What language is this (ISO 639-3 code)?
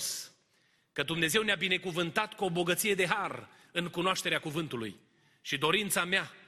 ron